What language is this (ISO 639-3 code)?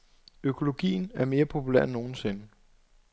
dan